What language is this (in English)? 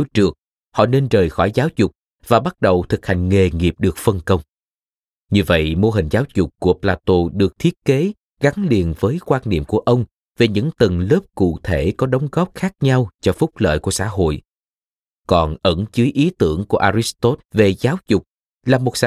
Vietnamese